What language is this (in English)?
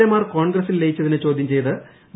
Malayalam